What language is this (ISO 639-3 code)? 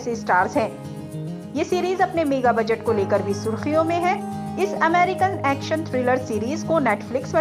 hin